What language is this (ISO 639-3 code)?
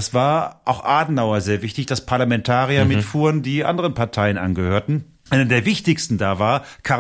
deu